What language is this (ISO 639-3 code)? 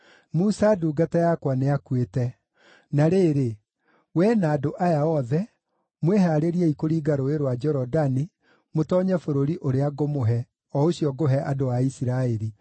kik